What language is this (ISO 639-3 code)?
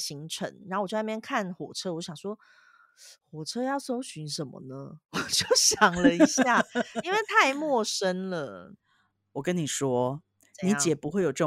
zho